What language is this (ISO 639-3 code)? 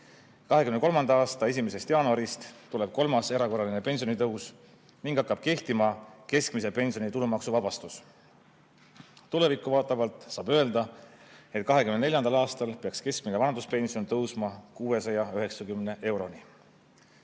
est